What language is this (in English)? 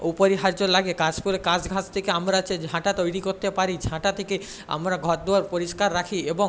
Bangla